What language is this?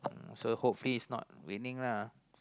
English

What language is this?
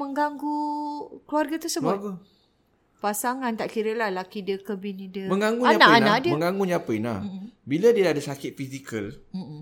Malay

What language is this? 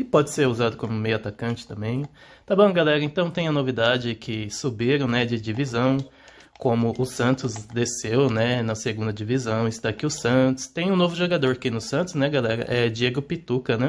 Portuguese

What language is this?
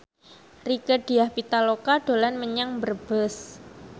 Javanese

